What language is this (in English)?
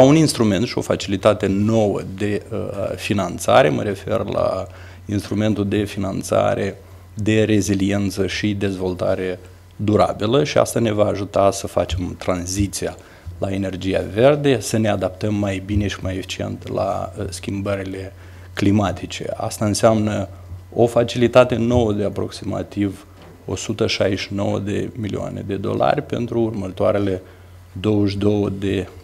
Romanian